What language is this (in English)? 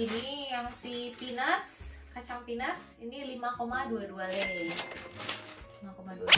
Indonesian